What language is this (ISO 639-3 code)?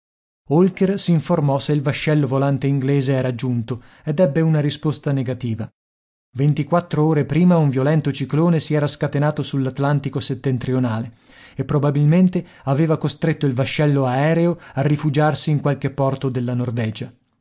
ita